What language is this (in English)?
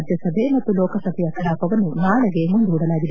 Kannada